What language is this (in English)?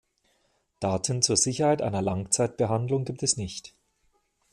German